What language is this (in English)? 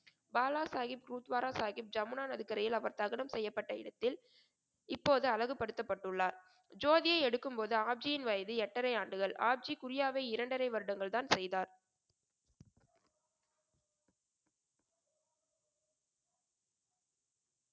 Tamil